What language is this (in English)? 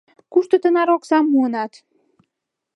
Mari